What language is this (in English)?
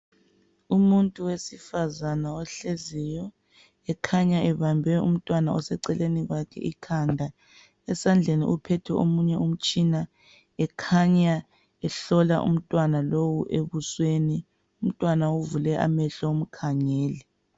North Ndebele